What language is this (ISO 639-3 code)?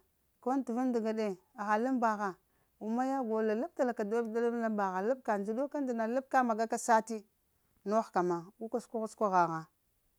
hia